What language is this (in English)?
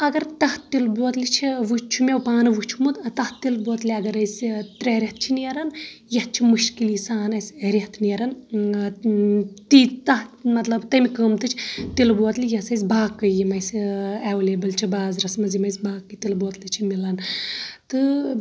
Kashmiri